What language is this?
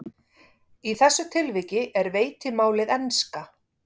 Icelandic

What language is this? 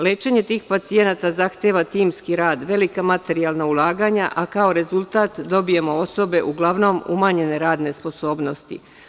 Serbian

